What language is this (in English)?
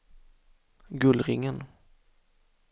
Swedish